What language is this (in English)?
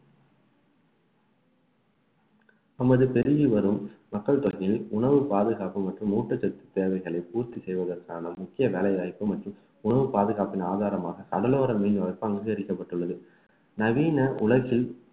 Tamil